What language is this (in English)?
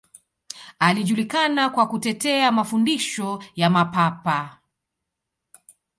Swahili